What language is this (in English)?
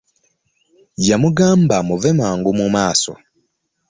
Ganda